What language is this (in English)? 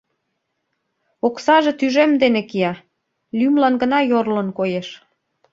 Mari